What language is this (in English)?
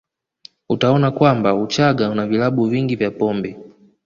Swahili